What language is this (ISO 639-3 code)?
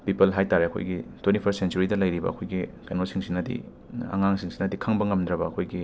mni